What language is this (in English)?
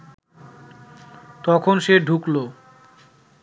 Bangla